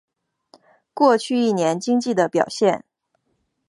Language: Chinese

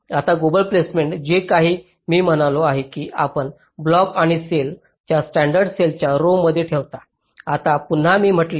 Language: Marathi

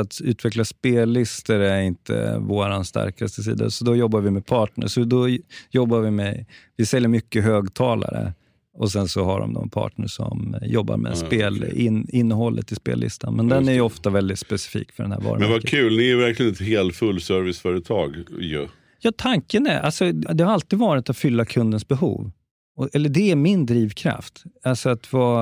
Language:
Swedish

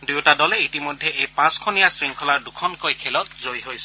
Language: Assamese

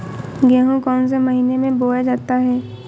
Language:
Hindi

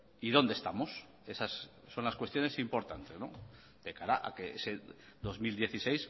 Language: Spanish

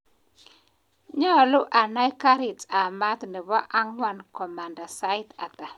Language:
Kalenjin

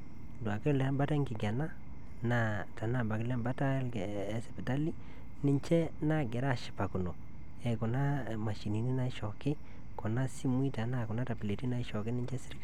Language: Masai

